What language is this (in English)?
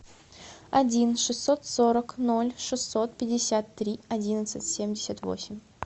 Russian